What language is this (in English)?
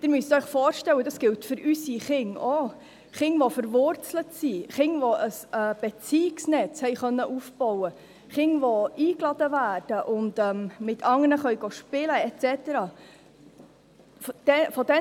Swiss German